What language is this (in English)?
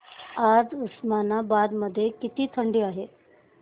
Marathi